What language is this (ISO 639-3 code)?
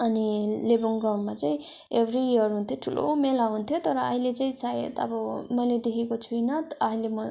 nep